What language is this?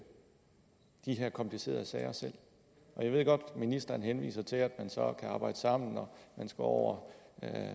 Danish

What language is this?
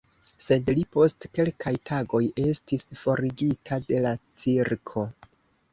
Esperanto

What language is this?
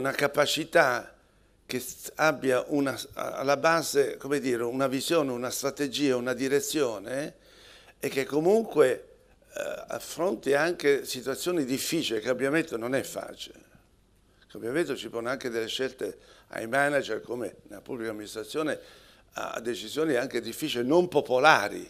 Italian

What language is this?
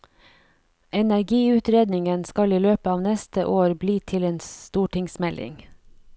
Norwegian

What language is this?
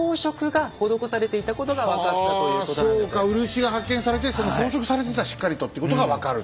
Japanese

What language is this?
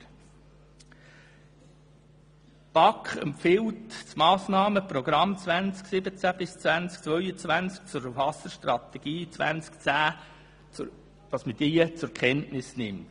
Swiss German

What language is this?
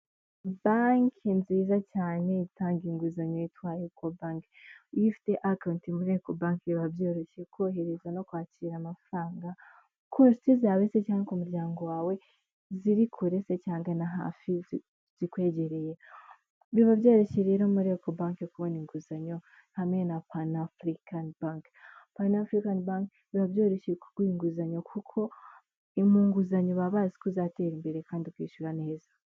Kinyarwanda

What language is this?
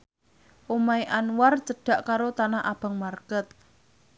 Javanese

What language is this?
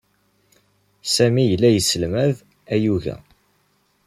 Kabyle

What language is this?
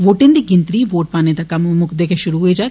Dogri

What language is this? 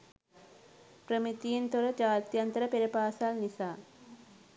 Sinhala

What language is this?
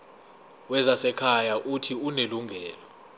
Zulu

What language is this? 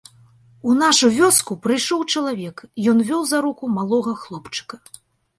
Belarusian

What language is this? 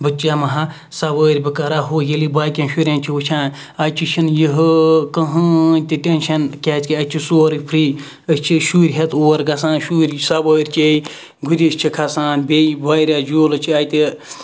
Kashmiri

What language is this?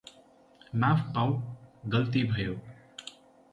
Nepali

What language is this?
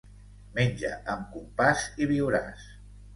Catalan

